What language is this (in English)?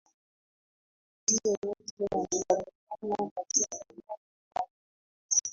Swahili